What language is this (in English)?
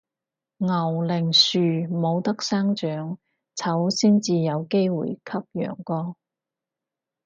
Cantonese